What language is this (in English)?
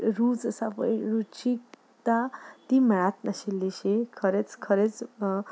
Konkani